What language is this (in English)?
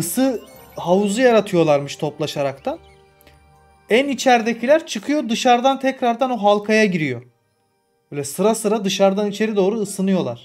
Turkish